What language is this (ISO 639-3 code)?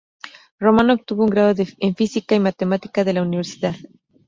spa